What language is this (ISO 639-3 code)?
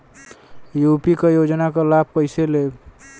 bho